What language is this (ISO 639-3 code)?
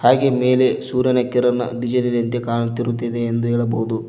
kan